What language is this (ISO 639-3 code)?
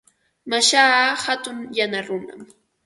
qva